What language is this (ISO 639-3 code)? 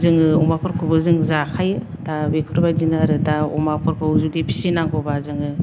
brx